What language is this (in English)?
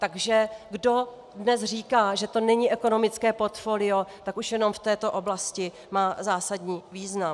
Czech